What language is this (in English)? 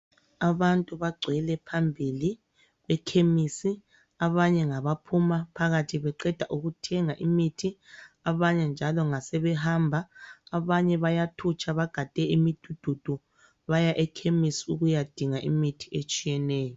North Ndebele